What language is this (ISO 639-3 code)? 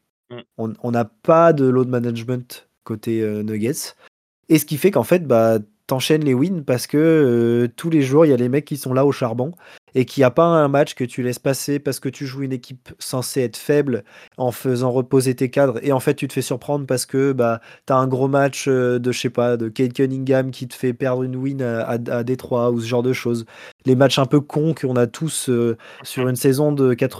fra